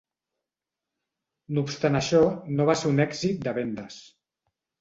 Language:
Catalan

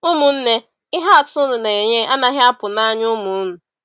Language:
Igbo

